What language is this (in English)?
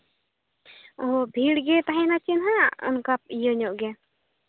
Santali